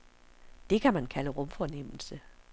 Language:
Danish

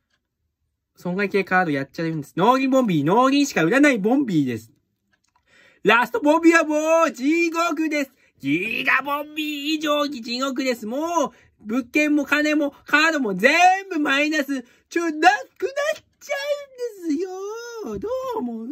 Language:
Japanese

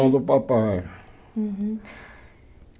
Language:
Portuguese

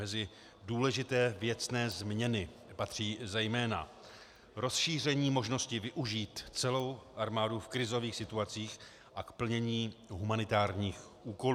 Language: Czech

